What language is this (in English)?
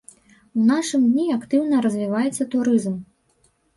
Belarusian